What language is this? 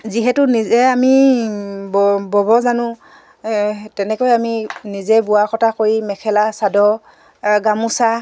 Assamese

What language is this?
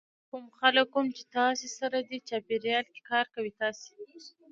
Pashto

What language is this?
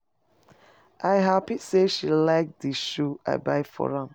Nigerian Pidgin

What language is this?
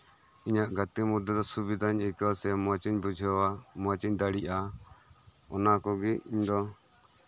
Santali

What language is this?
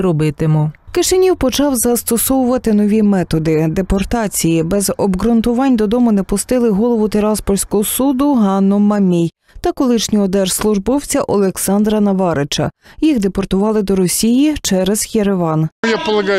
Ukrainian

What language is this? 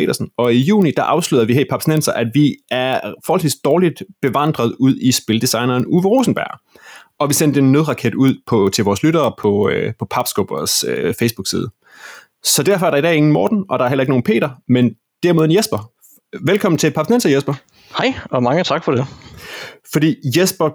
Danish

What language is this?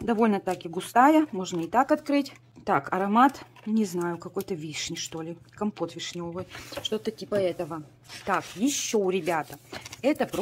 Russian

